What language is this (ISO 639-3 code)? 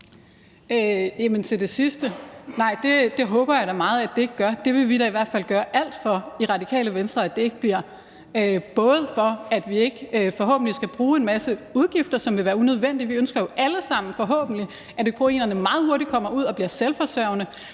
dan